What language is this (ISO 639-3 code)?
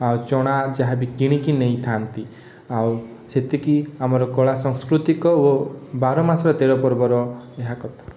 ori